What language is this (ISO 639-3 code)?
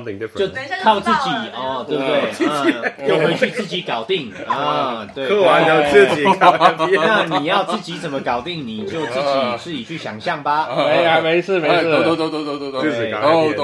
zho